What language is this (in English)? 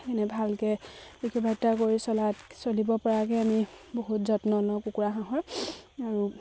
Assamese